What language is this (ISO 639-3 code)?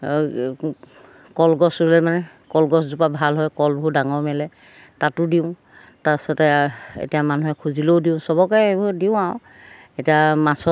asm